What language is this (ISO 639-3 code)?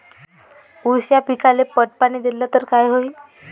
mar